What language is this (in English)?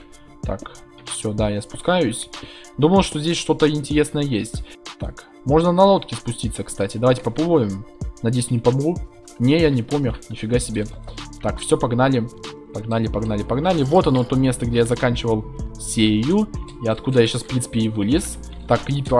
Russian